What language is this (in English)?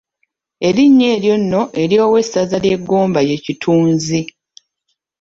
Ganda